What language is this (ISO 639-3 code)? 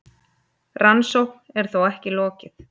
isl